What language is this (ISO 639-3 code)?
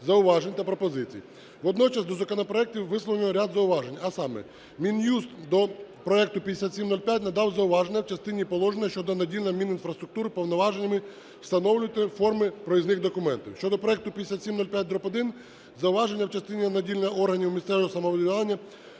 ukr